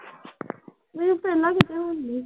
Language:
Punjabi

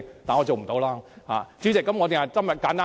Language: Cantonese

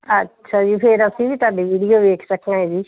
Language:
Punjabi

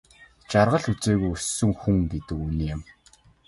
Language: Mongolian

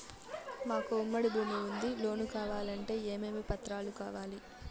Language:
Telugu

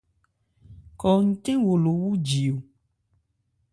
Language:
Ebrié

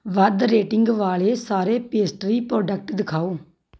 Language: Punjabi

